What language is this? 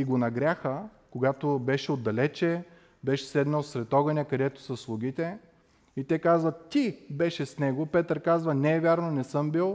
Bulgarian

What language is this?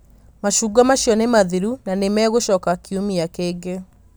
Kikuyu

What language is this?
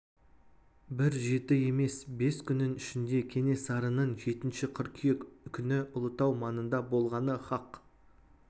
Kazakh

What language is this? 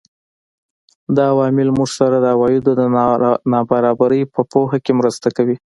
Pashto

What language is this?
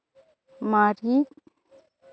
Santali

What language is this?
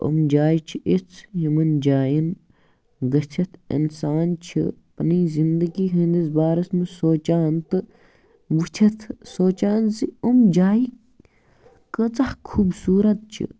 Kashmiri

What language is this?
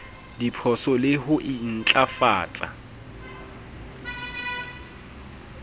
Southern Sotho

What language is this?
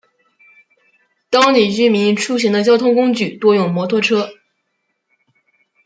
Chinese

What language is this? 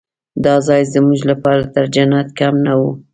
Pashto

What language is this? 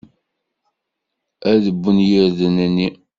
Kabyle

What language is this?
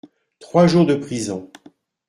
French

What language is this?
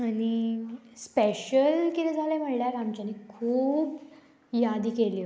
Konkani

